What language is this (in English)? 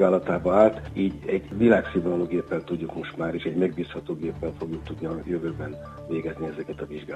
Hungarian